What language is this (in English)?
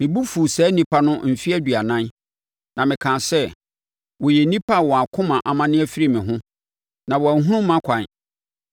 Akan